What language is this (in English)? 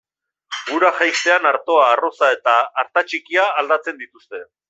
Basque